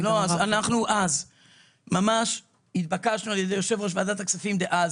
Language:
Hebrew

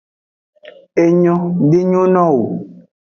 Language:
Aja (Benin)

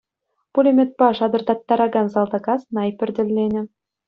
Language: Chuvash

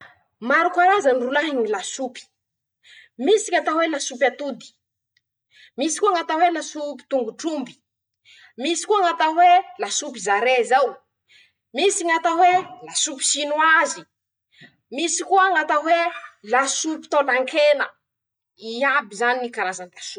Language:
Masikoro Malagasy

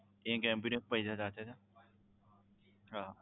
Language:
Gujarati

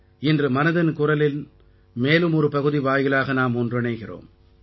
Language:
Tamil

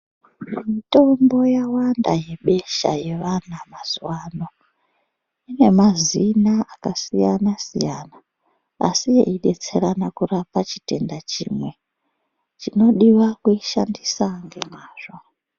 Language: Ndau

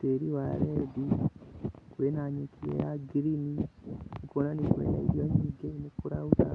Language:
Kikuyu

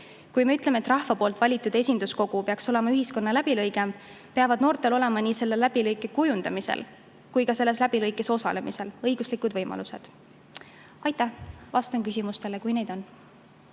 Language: Estonian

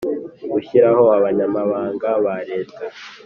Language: Kinyarwanda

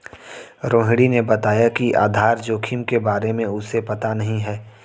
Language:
Hindi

